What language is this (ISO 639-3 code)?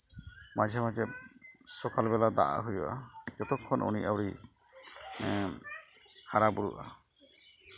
sat